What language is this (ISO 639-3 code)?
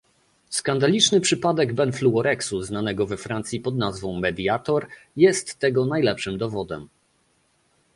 pol